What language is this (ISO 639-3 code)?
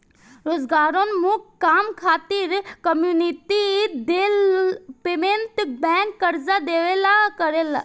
bho